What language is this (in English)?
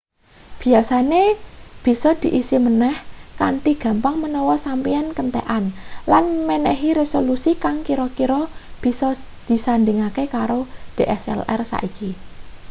Javanese